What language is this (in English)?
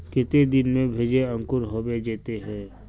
Magahi